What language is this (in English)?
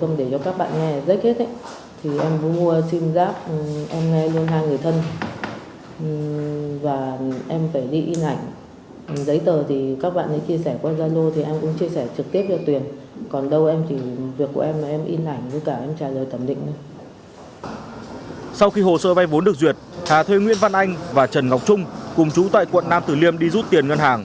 Vietnamese